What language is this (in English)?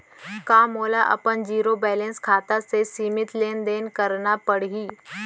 Chhattisgarhi